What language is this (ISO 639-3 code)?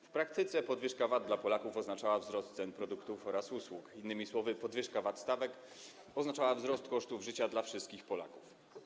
pol